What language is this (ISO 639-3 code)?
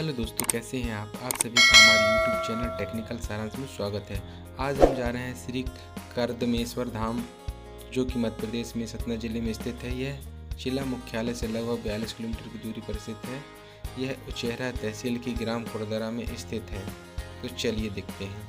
hin